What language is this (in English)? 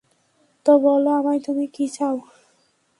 Bangla